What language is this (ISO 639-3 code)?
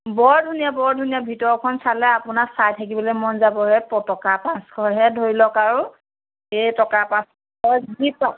asm